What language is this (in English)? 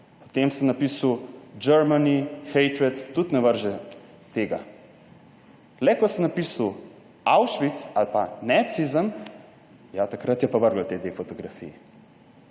Slovenian